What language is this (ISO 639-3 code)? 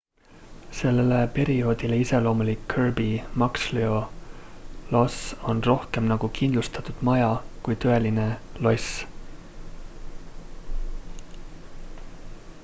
est